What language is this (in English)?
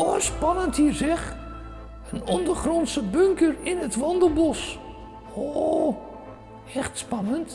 Dutch